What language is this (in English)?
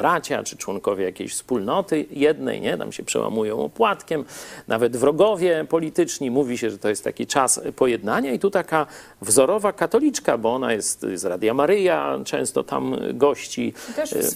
Polish